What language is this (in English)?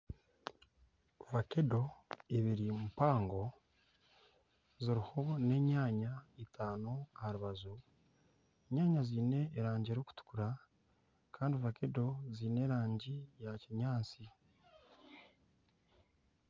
Nyankole